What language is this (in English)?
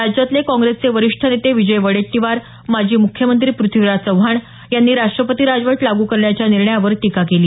Marathi